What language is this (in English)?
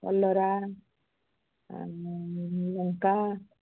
Odia